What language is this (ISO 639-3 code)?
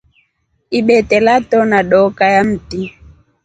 rof